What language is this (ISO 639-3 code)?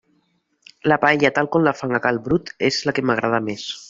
cat